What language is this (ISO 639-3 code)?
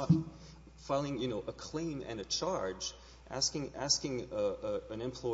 eng